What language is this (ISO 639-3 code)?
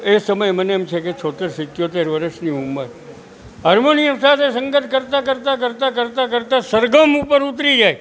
guj